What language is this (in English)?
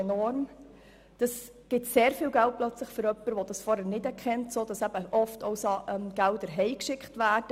Swiss German